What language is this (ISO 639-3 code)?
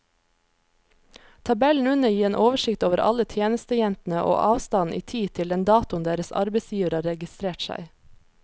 nor